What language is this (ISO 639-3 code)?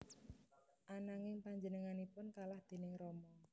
jav